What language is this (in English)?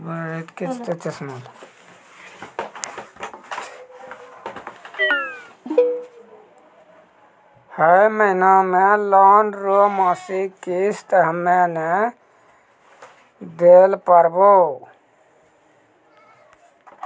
Maithili